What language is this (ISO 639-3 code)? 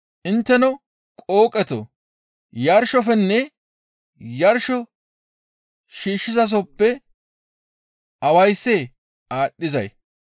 gmv